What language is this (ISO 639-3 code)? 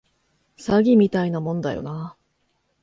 jpn